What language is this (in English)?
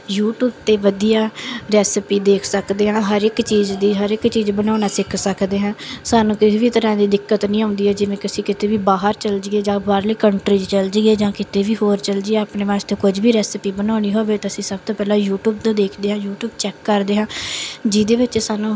Punjabi